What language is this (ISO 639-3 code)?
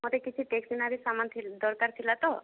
ori